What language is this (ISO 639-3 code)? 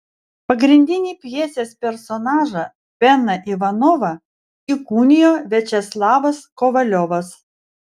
lit